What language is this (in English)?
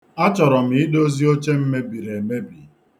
Igbo